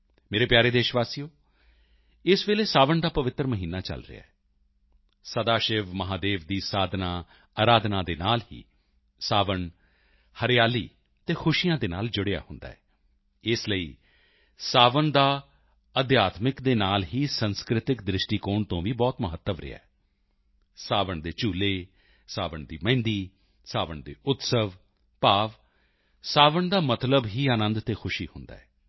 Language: Punjabi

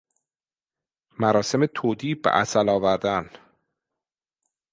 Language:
Persian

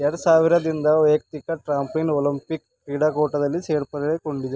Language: Kannada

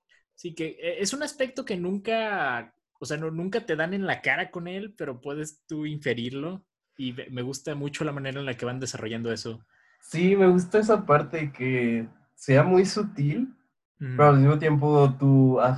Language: Spanish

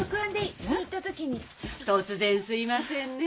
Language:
Japanese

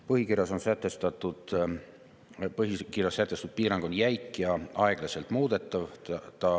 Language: Estonian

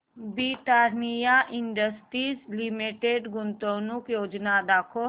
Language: Marathi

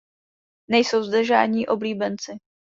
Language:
Czech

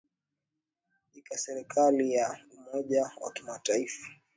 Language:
Swahili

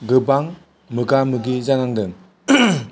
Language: Bodo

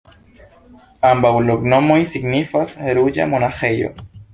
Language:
Esperanto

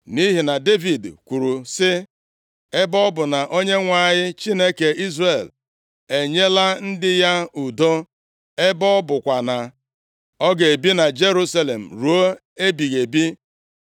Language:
Igbo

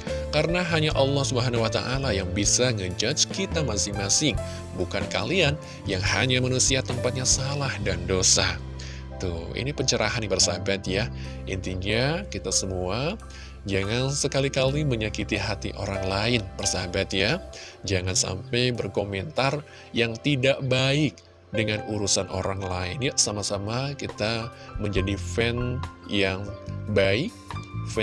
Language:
Indonesian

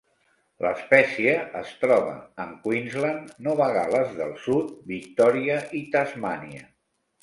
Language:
Catalan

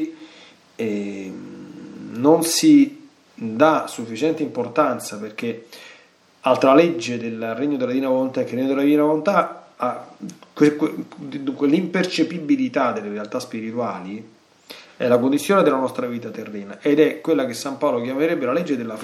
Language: Italian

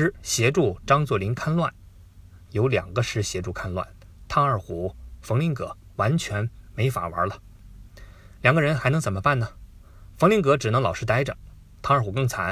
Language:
Chinese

